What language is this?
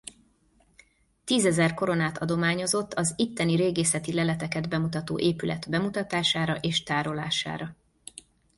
Hungarian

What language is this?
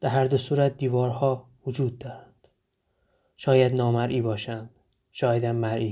Persian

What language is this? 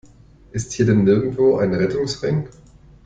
German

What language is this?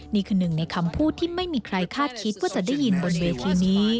Thai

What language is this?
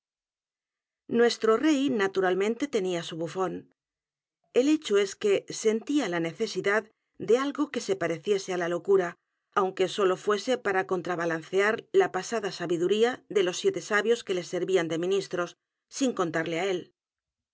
Spanish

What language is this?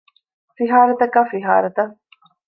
Divehi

